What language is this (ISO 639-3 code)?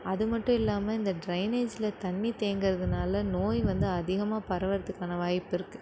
tam